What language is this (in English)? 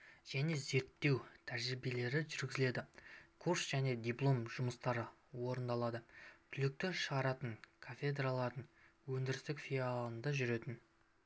Kazakh